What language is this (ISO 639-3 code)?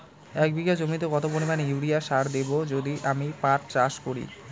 ben